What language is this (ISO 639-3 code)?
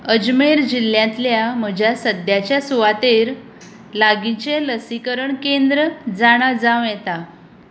kok